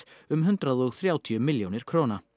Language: Icelandic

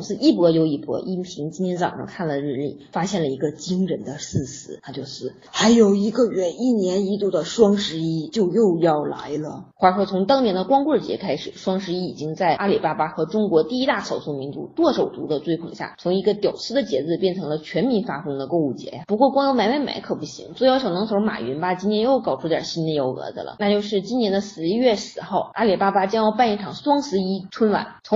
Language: Chinese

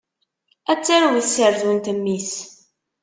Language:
Kabyle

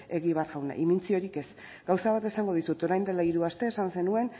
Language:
Basque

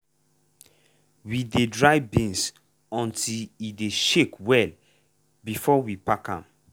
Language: Nigerian Pidgin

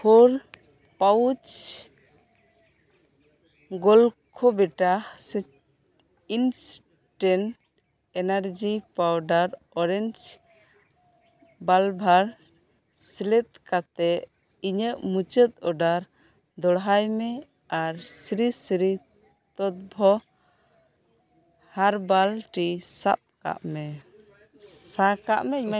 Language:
Santali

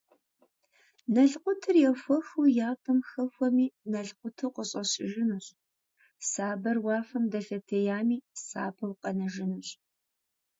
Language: Kabardian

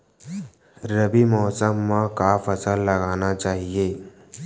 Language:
Chhattisgarhi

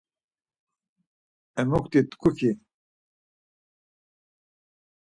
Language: Laz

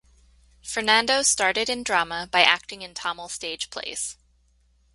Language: English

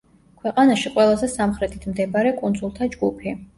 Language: Georgian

